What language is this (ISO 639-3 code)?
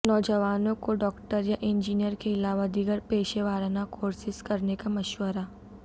urd